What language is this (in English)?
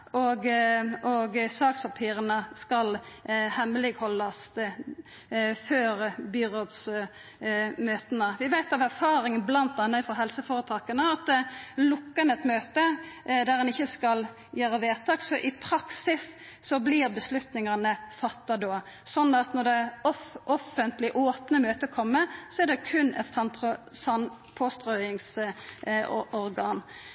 Norwegian Nynorsk